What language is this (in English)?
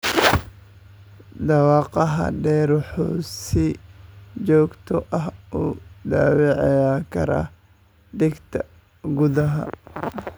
Somali